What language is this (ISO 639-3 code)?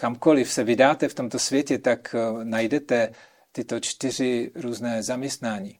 ces